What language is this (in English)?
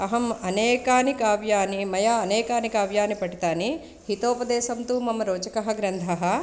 Sanskrit